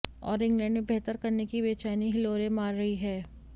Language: Hindi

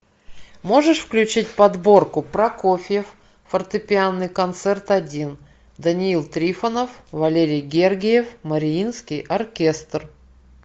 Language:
Russian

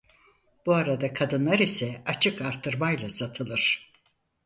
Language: Turkish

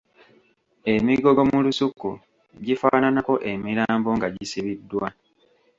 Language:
Ganda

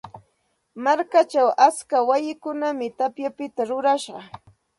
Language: Santa Ana de Tusi Pasco Quechua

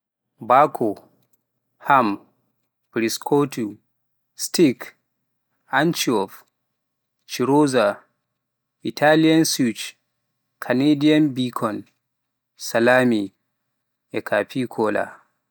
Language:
Pular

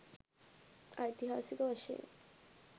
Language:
Sinhala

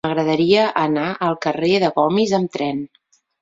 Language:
Catalan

